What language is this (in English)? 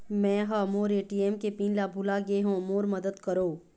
Chhattisgarhi